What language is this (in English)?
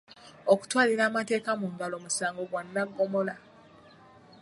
Ganda